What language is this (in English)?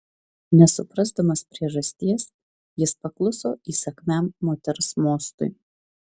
Lithuanian